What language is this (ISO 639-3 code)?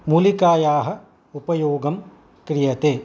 san